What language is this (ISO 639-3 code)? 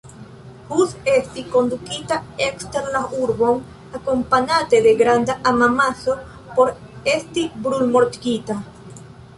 epo